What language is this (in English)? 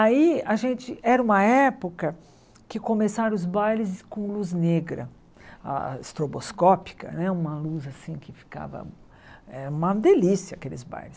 Portuguese